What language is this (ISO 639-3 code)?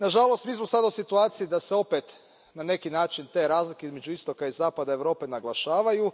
hrv